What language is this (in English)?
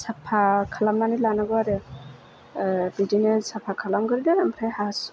Bodo